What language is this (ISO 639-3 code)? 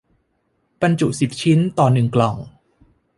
tha